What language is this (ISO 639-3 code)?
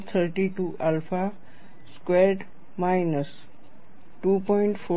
guj